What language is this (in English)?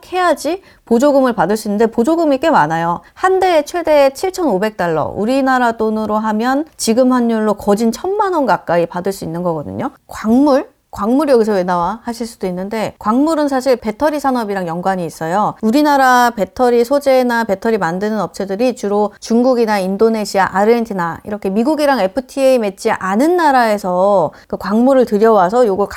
Korean